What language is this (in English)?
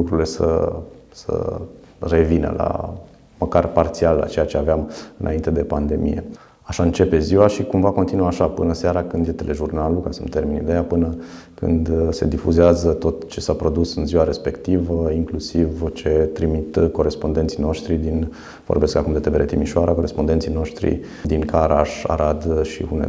Romanian